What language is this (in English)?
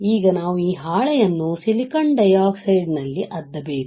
Kannada